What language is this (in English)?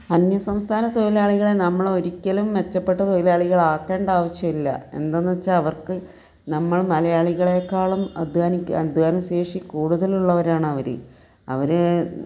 Malayalam